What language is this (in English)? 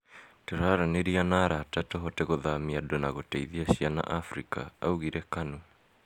Kikuyu